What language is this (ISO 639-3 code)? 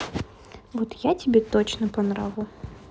rus